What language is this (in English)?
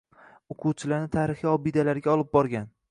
Uzbek